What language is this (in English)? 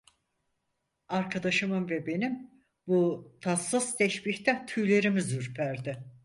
Turkish